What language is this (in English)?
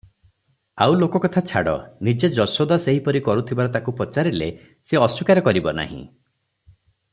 Odia